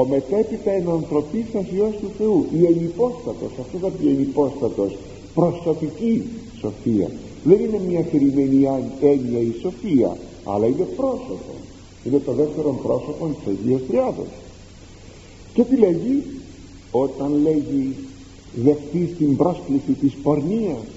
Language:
Greek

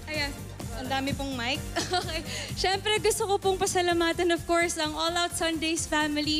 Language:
Filipino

